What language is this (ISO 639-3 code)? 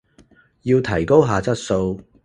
yue